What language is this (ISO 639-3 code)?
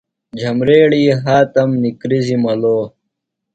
phl